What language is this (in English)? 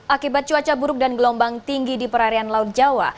Indonesian